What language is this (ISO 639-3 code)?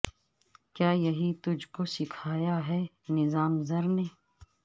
urd